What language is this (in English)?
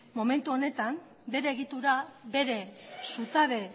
Basque